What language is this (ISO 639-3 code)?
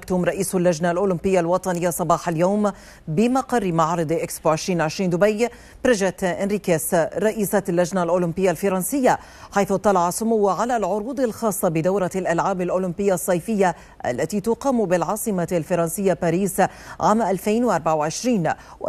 ara